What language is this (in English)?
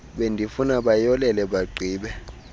Xhosa